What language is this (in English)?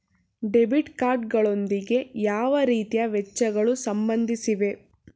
Kannada